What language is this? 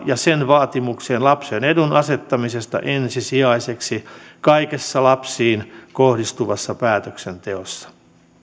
Finnish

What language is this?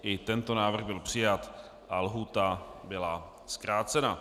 Czech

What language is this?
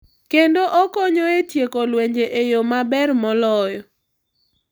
Luo (Kenya and Tanzania)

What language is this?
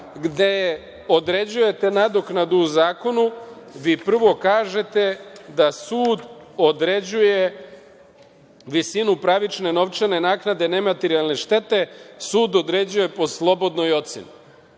Serbian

